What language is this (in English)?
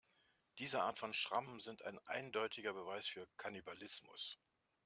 German